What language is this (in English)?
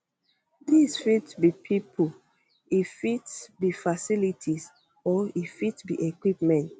Nigerian Pidgin